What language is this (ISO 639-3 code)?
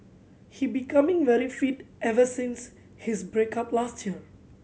eng